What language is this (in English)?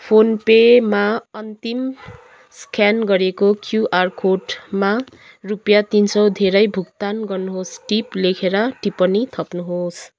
Nepali